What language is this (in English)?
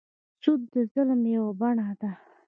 Pashto